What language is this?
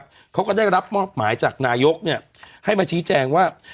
Thai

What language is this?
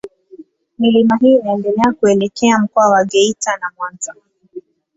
Swahili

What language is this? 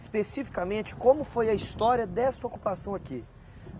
Portuguese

